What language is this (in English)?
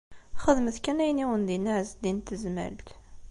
Kabyle